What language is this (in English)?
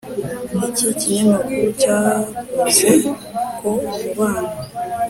Kinyarwanda